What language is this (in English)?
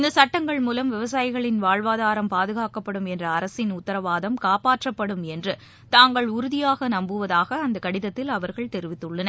Tamil